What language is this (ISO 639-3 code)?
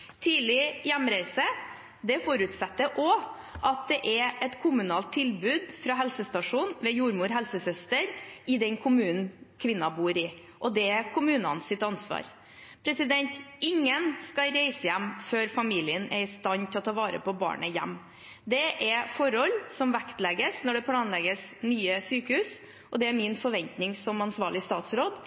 nob